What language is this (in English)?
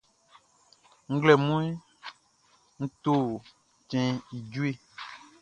Baoulé